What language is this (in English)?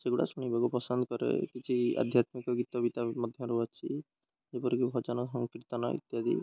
Odia